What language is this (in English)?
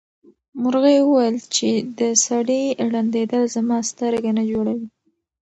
Pashto